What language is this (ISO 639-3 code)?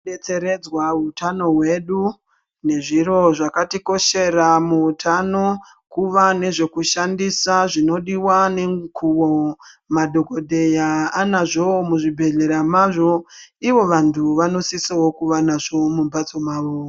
ndc